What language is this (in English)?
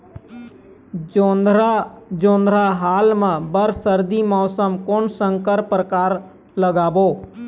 Chhattisgarhi